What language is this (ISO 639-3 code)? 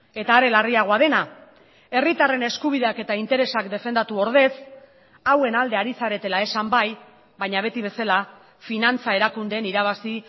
eus